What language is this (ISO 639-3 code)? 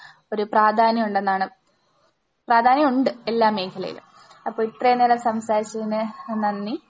mal